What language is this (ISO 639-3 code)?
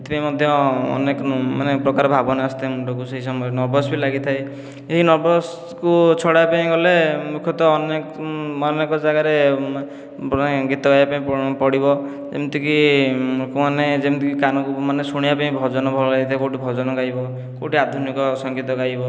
ori